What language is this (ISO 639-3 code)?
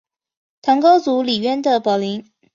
zho